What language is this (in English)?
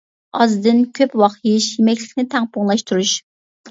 Uyghur